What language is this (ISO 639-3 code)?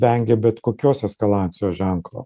lit